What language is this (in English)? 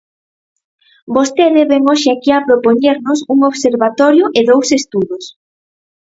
Galician